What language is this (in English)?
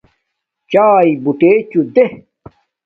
Domaaki